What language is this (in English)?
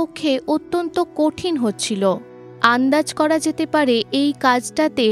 Bangla